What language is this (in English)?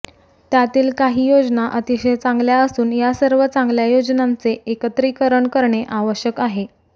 Marathi